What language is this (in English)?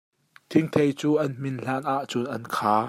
Hakha Chin